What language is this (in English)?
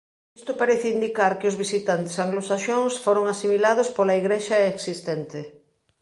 Galician